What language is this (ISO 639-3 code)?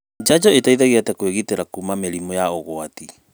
kik